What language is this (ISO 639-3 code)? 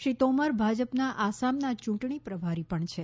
guj